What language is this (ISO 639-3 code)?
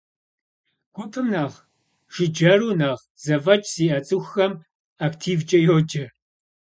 kbd